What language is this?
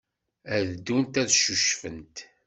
Kabyle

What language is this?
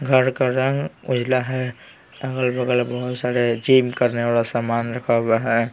Hindi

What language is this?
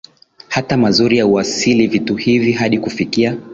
Swahili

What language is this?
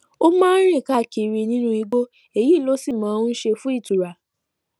Yoruba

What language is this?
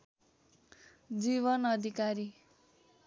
Nepali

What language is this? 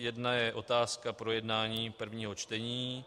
Czech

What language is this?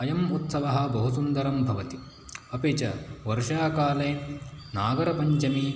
Sanskrit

